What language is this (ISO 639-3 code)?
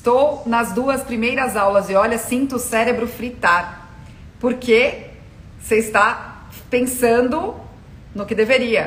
por